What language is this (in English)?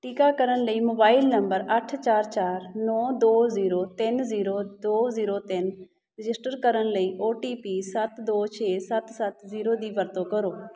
Punjabi